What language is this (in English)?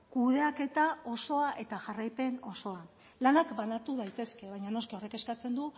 Basque